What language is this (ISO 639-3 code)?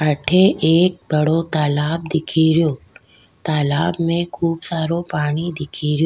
raj